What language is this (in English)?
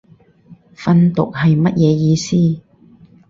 Cantonese